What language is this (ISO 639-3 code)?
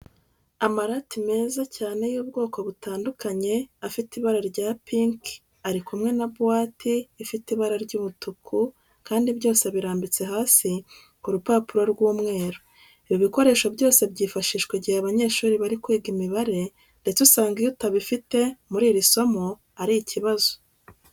kin